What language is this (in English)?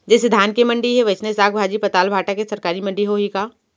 Chhattisgarhi